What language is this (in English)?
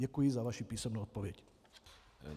Czech